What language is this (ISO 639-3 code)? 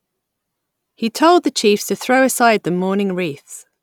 eng